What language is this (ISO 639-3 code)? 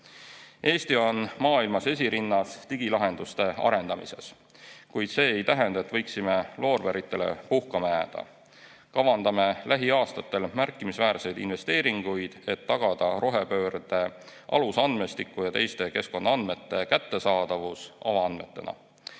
est